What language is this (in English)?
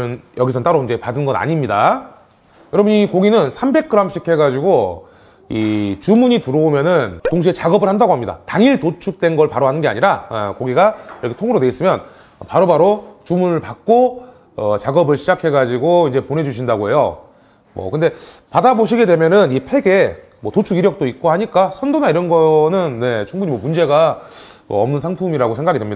Korean